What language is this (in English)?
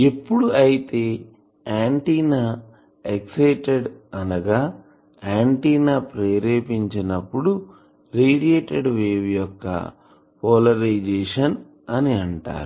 Telugu